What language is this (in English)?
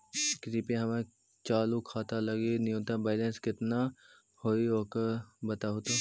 Magahi